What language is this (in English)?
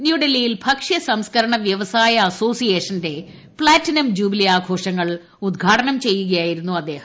Malayalam